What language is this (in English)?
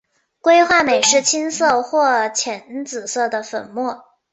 Chinese